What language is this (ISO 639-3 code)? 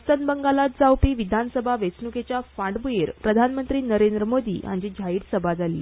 kok